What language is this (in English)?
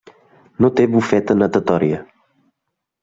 Catalan